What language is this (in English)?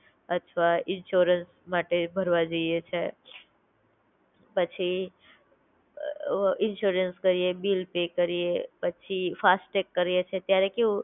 Gujarati